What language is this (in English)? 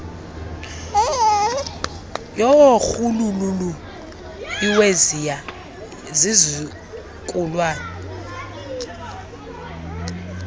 Xhosa